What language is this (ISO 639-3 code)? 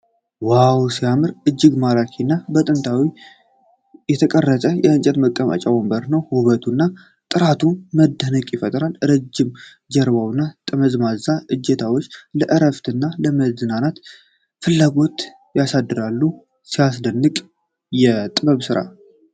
amh